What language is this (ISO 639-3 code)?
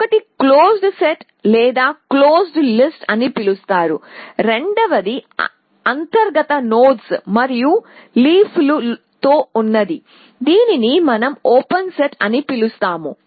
tel